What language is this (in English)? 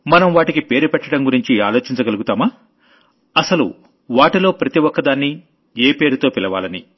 Telugu